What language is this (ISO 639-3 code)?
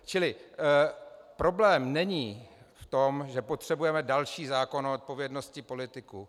ces